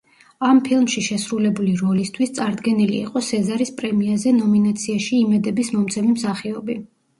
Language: Georgian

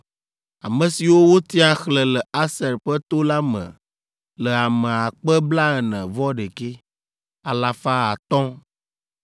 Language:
Ewe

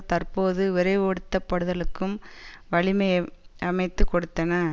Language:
Tamil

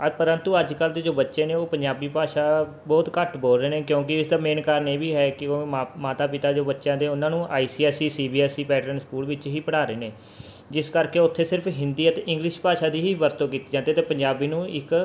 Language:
Punjabi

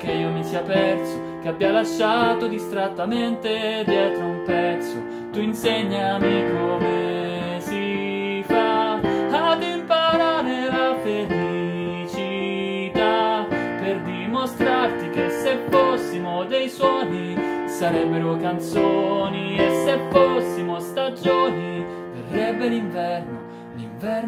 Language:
Italian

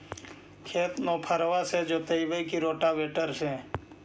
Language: Magahi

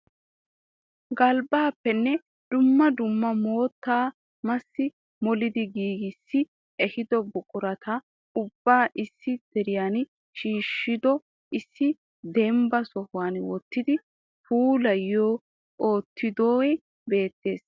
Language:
Wolaytta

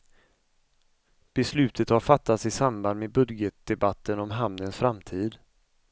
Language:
Swedish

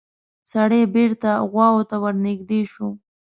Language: Pashto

